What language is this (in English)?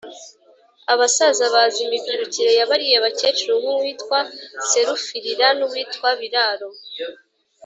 Kinyarwanda